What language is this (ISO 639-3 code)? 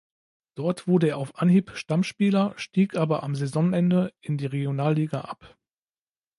deu